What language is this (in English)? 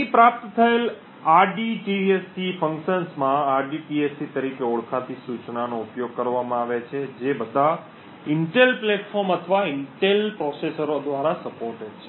Gujarati